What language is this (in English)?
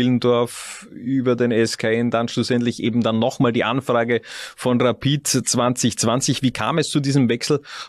German